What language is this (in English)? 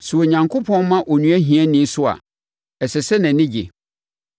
Akan